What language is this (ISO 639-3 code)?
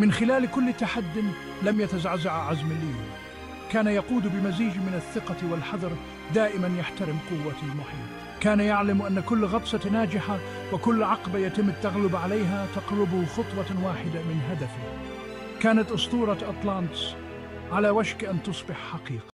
ara